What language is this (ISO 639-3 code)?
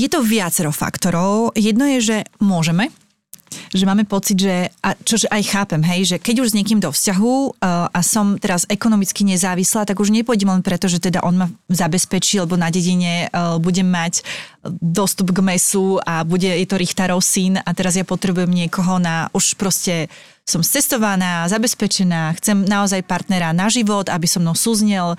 slk